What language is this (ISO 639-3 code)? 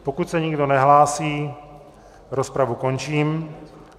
ces